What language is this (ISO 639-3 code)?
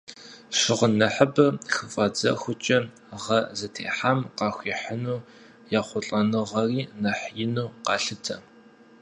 kbd